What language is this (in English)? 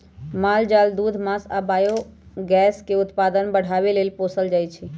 Magahi